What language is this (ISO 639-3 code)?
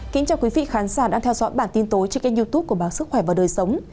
vie